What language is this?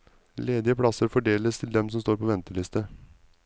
Norwegian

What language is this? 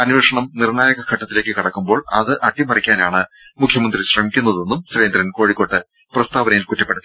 Malayalam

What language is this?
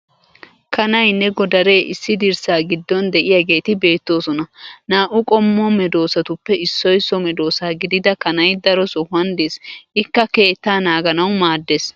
Wolaytta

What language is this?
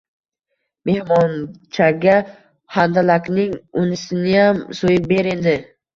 Uzbek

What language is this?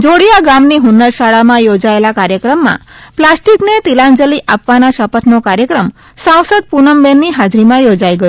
Gujarati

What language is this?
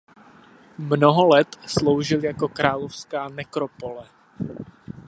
Czech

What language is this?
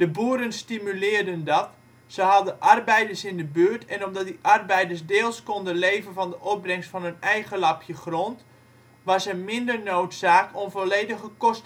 Dutch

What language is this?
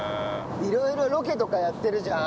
Japanese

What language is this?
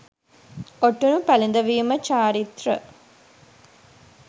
Sinhala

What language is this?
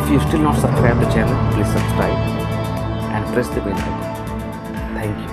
Hindi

